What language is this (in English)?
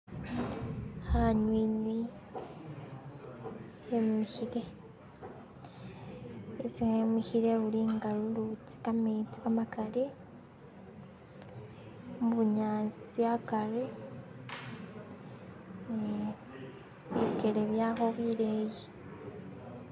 Masaaba